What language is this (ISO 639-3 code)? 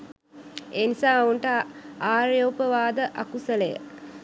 sin